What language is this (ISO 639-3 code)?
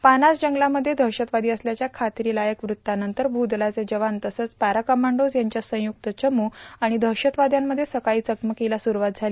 mar